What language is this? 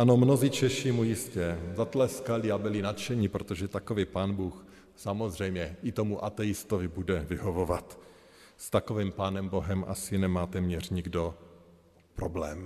Czech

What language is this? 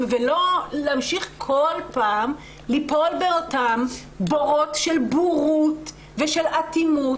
Hebrew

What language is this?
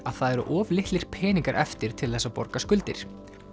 Icelandic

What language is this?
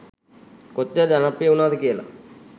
Sinhala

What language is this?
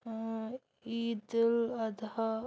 Kashmiri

